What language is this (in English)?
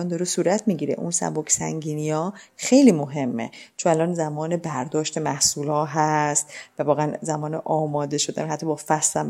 Persian